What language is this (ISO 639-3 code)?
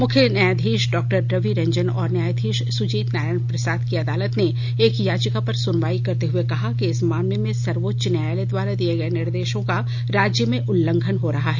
hin